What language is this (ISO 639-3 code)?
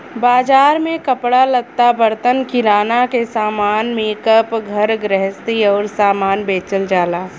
bho